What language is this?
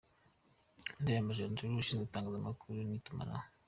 Kinyarwanda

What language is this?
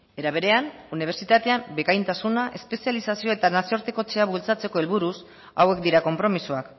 Basque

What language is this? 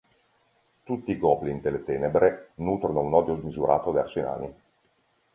Italian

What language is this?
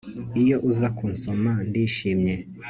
Kinyarwanda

